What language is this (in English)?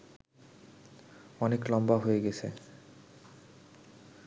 Bangla